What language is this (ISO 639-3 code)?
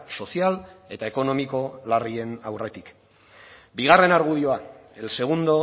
eus